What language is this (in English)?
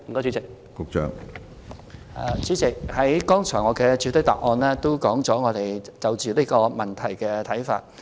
Cantonese